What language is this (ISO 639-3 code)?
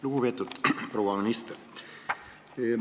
est